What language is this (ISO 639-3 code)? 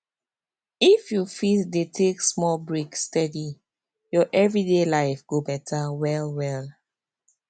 pcm